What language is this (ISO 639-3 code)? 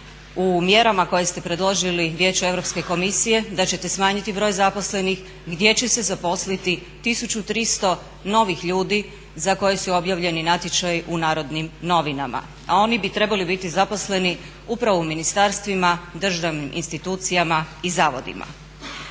hrv